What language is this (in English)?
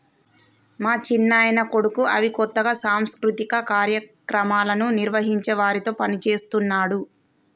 Telugu